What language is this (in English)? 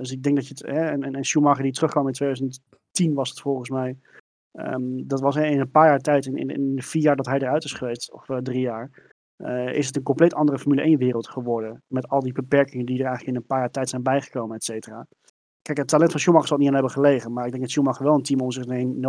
Dutch